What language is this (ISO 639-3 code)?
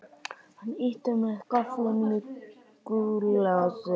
isl